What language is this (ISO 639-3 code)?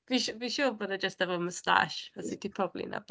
cym